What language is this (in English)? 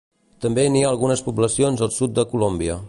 Catalan